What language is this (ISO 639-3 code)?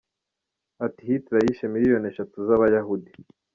kin